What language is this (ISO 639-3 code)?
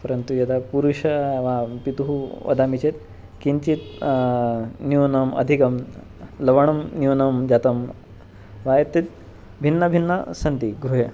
san